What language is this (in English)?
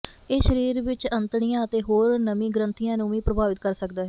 Punjabi